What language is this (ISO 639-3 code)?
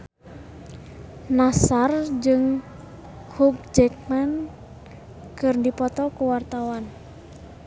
sun